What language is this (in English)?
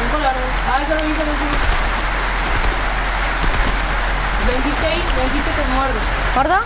Spanish